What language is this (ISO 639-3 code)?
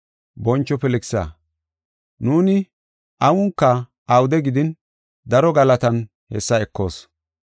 gof